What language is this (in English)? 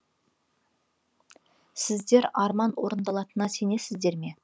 Kazakh